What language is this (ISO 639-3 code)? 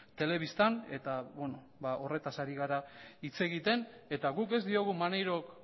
eus